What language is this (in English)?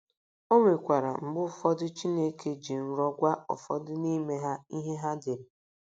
Igbo